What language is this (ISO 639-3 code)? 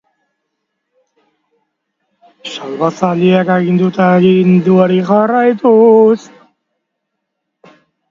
eus